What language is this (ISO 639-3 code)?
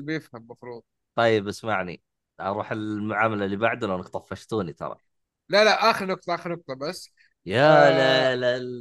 ara